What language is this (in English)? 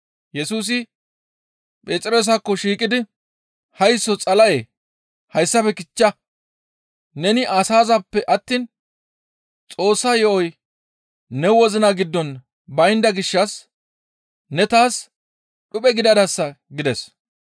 Gamo